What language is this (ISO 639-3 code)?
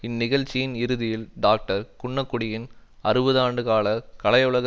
tam